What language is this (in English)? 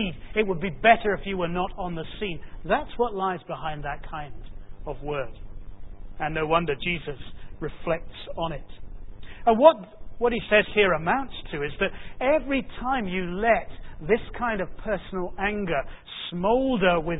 English